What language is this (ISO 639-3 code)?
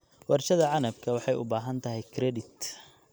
som